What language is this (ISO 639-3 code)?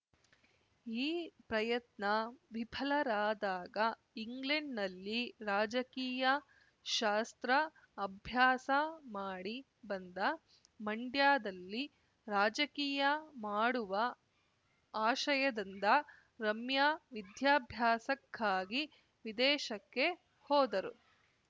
kan